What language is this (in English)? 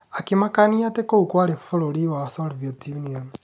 Kikuyu